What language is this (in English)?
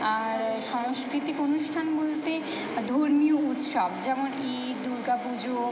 Bangla